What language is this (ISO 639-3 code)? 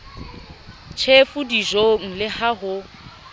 sot